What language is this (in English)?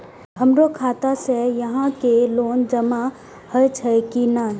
Maithili